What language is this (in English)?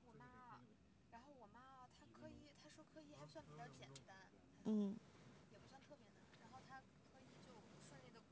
Chinese